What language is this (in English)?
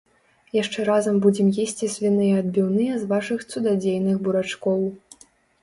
Belarusian